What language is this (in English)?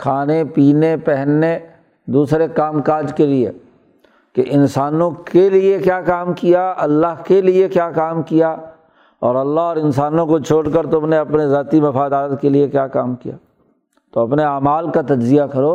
Urdu